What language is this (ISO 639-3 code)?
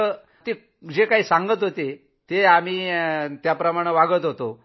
mar